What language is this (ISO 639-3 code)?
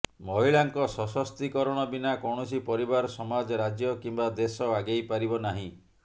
ori